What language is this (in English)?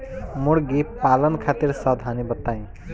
Bhojpuri